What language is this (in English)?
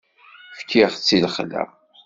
Kabyle